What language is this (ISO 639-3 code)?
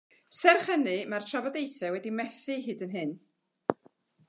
cym